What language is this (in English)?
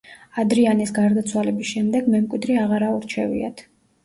Georgian